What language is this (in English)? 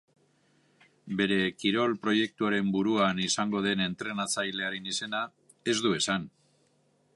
Basque